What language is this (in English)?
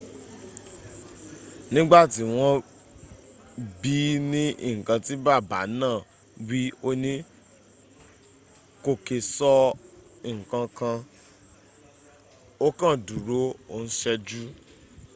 Yoruba